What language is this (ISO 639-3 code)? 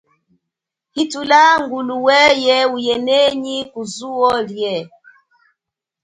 cjk